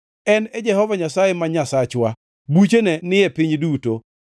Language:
Luo (Kenya and Tanzania)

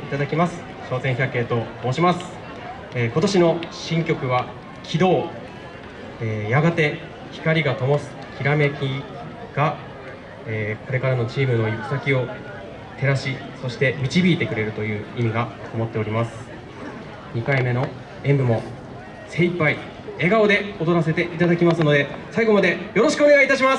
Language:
Japanese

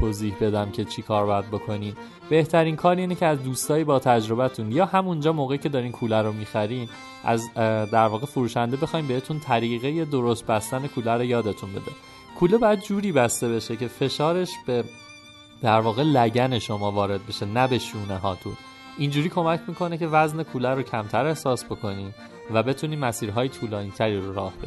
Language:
Persian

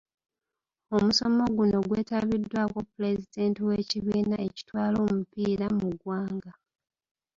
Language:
Ganda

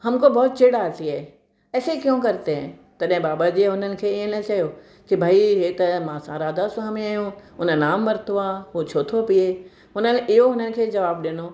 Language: Sindhi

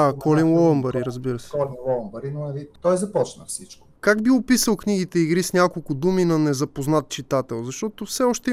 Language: Bulgarian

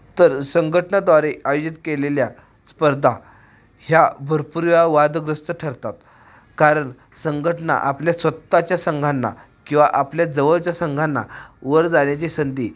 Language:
Marathi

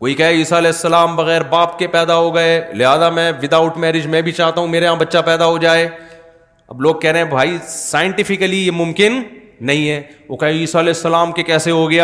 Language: Urdu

